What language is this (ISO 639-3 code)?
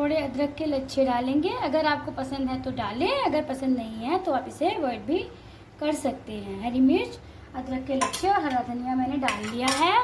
hin